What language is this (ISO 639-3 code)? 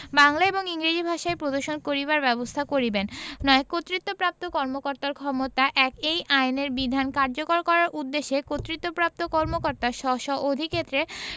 ben